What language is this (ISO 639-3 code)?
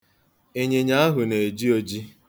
ibo